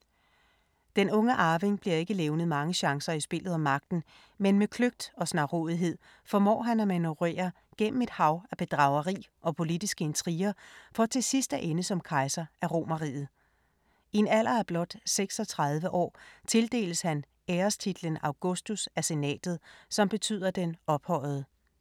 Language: Danish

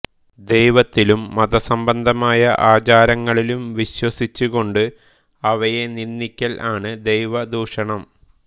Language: Malayalam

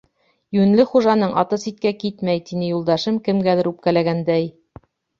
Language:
Bashkir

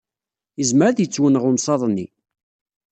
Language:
Kabyle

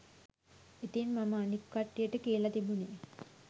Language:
Sinhala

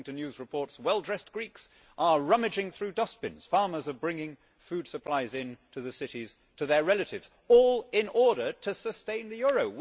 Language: English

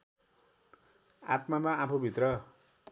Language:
Nepali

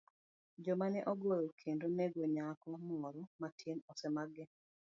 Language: Luo (Kenya and Tanzania)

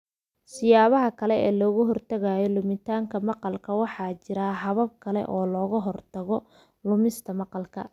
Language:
Somali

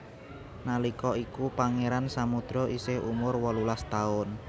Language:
Javanese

